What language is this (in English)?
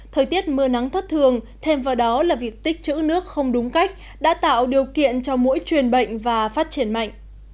Vietnamese